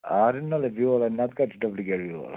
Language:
Kashmiri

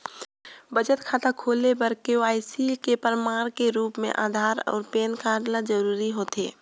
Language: Chhattisgarhi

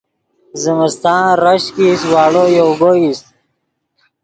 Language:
Yidgha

